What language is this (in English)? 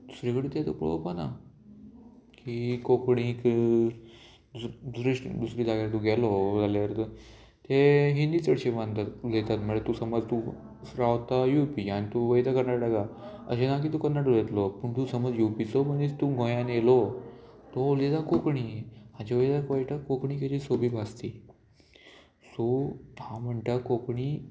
Konkani